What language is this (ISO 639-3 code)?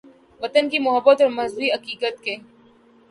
urd